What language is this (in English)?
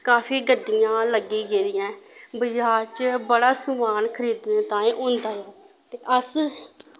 Dogri